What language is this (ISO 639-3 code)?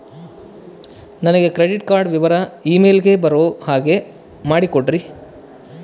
kan